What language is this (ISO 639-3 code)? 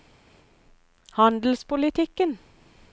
nor